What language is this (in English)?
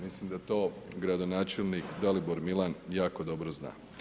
Croatian